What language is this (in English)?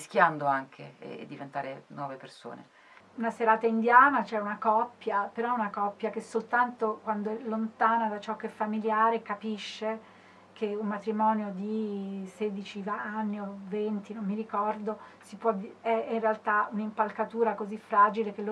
Italian